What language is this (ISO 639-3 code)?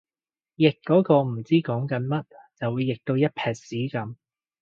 yue